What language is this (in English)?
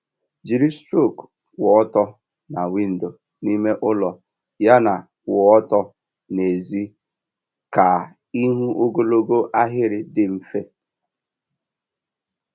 Igbo